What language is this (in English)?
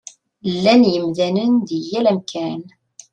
Kabyle